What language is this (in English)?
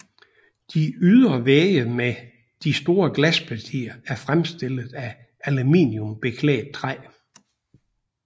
Danish